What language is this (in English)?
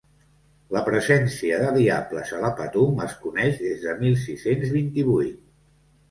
Catalan